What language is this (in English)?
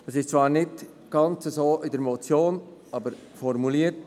Swiss German